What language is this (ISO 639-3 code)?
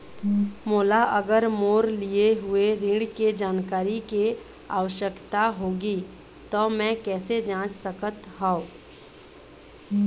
hne